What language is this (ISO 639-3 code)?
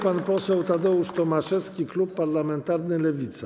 pol